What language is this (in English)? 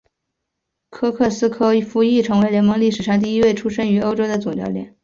Chinese